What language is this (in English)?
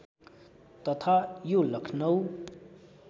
Nepali